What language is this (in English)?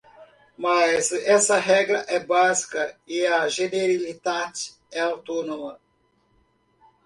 Portuguese